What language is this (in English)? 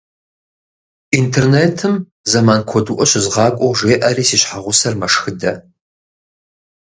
Kabardian